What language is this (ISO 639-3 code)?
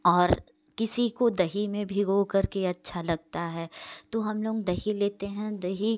hin